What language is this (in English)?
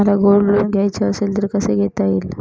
Marathi